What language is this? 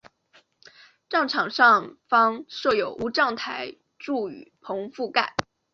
Chinese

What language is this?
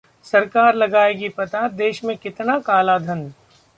Hindi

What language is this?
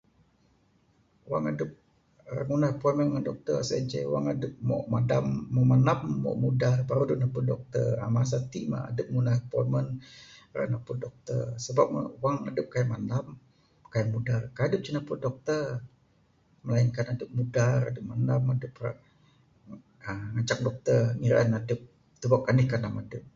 Bukar-Sadung Bidayuh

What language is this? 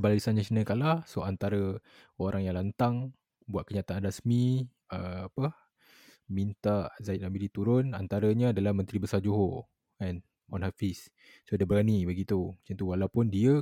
Malay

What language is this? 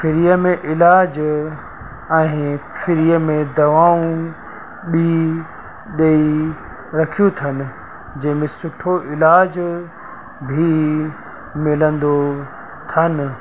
Sindhi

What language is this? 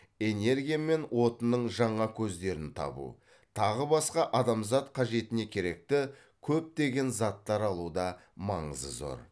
Kazakh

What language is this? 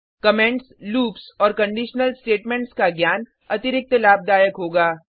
Hindi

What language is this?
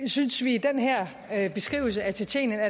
Danish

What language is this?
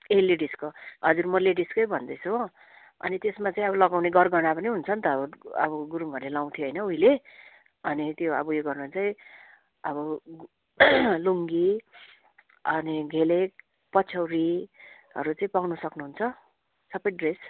Nepali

